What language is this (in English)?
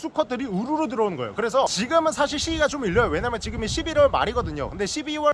Korean